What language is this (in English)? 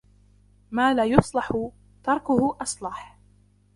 Arabic